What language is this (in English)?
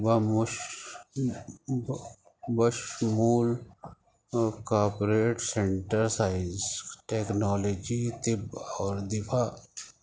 Urdu